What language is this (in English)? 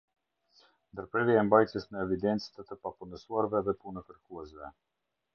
Albanian